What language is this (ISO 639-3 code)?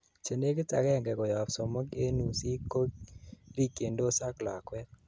kln